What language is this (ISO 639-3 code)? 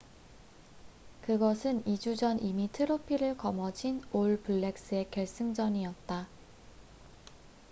kor